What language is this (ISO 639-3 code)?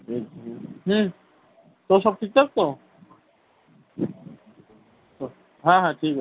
ben